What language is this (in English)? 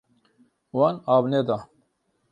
Kurdish